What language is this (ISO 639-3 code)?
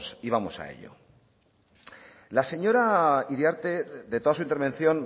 spa